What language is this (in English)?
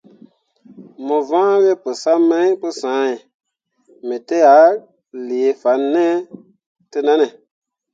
Mundang